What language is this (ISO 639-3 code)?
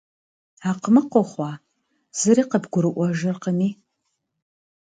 kbd